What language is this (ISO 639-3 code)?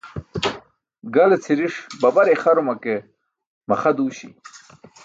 bsk